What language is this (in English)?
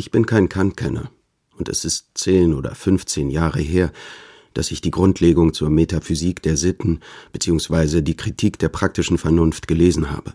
German